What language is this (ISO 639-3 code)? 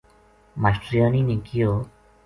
gju